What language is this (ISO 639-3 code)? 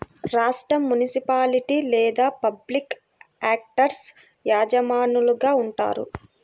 tel